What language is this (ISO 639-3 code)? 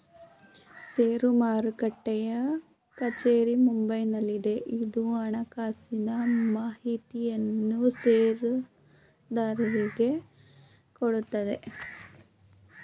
kan